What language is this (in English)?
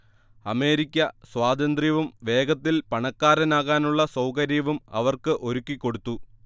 Malayalam